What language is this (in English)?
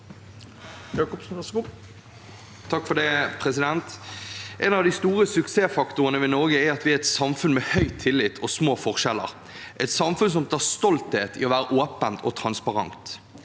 Norwegian